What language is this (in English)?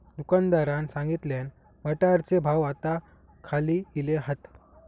Marathi